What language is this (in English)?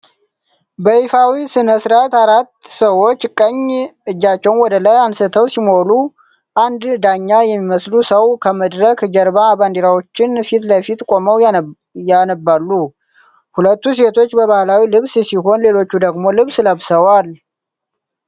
Amharic